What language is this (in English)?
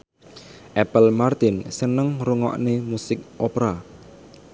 Javanese